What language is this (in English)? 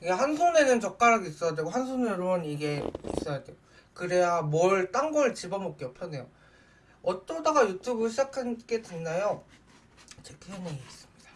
Korean